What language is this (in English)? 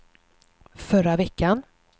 Swedish